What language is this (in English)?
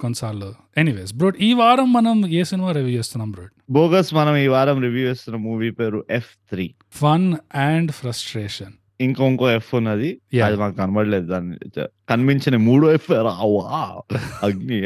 Telugu